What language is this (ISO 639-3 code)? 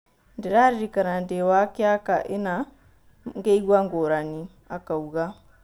kik